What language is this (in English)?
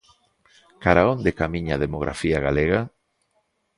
Galician